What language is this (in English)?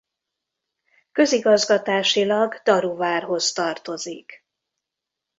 Hungarian